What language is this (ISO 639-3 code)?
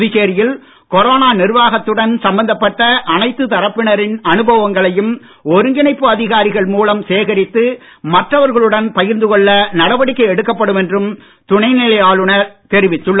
tam